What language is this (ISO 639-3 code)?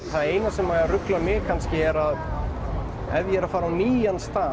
isl